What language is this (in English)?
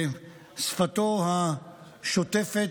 Hebrew